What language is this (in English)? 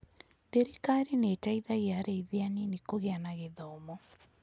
Kikuyu